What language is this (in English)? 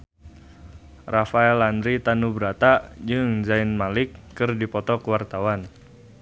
Sundanese